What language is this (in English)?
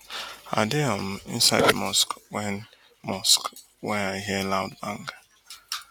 Nigerian Pidgin